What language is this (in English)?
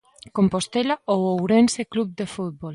Galician